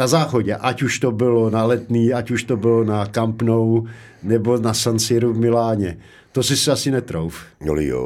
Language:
Czech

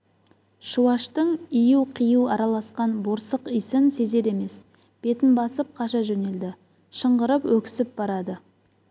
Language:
Kazakh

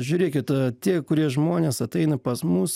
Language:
Lithuanian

